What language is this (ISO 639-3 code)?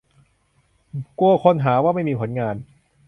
tha